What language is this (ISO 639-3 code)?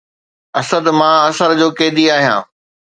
snd